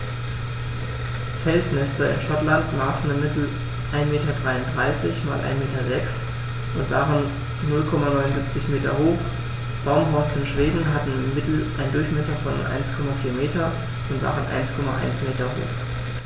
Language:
German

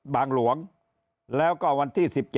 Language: Thai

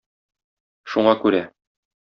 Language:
Tatar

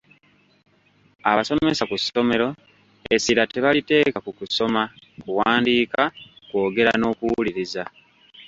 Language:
Ganda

